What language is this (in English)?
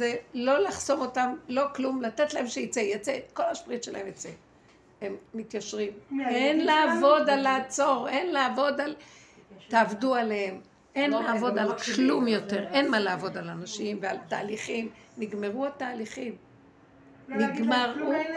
Hebrew